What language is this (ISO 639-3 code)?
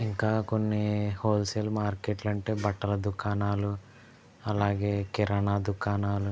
tel